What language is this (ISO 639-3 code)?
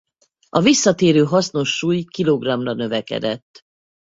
hun